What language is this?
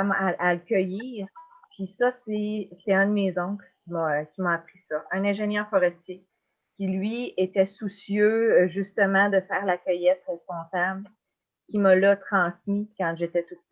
French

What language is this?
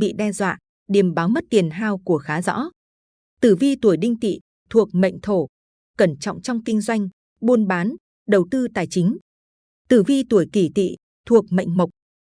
Vietnamese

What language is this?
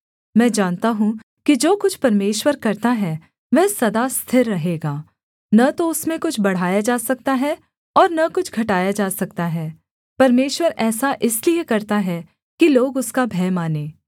Hindi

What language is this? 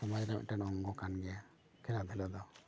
Santali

